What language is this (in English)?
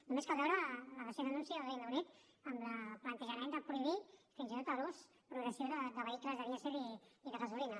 Catalan